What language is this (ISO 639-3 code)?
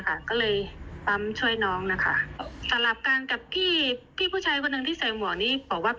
tha